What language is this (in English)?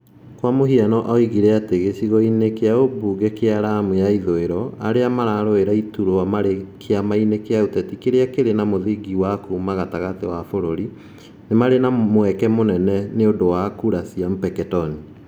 Kikuyu